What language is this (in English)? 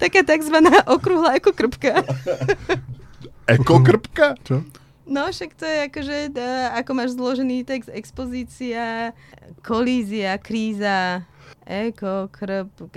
Slovak